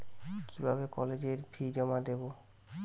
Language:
Bangla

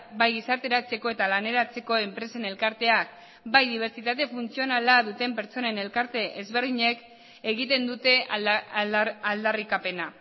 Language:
Basque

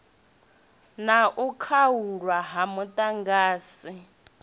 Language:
Venda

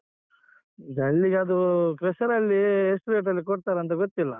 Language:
Kannada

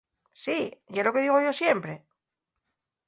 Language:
Asturian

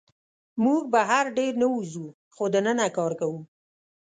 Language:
Pashto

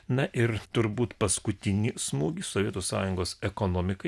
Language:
Lithuanian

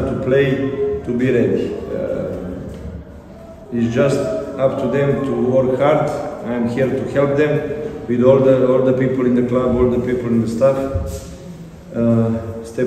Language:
Bulgarian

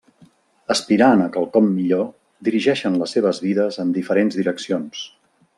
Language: Catalan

